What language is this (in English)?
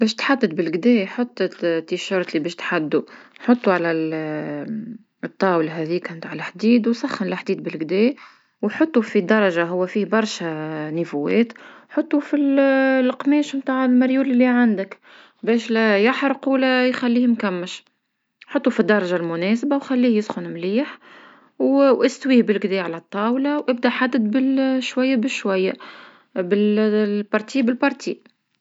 Tunisian Arabic